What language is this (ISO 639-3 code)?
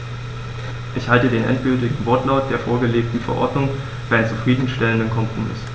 deu